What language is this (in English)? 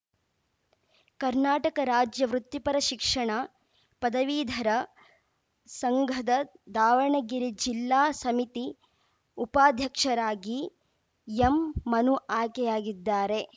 Kannada